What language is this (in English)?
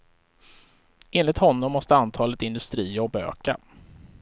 Swedish